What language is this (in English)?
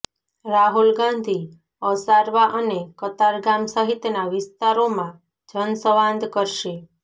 Gujarati